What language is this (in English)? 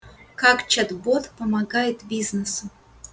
Russian